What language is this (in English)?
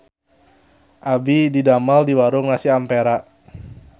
Sundanese